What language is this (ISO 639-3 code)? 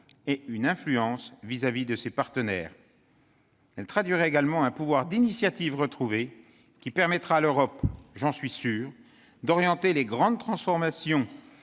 fra